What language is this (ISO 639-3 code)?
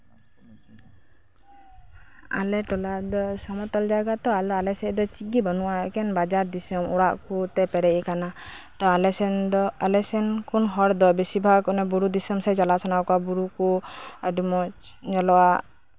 sat